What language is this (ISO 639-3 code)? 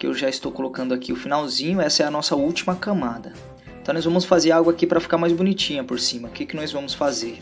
por